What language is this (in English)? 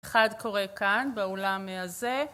Hebrew